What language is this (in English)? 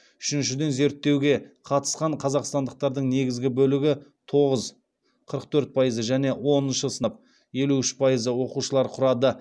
Kazakh